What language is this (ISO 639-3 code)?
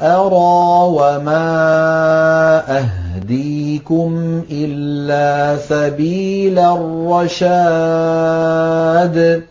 ara